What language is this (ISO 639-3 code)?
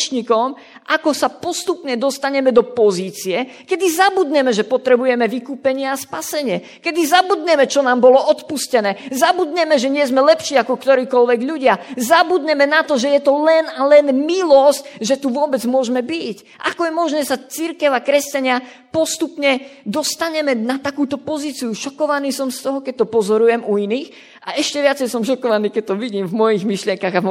slk